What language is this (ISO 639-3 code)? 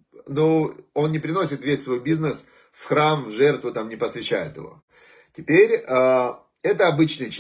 rus